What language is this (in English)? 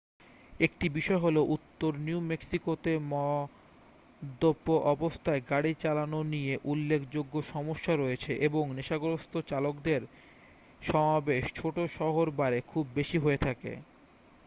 Bangla